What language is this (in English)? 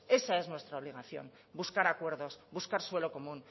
Spanish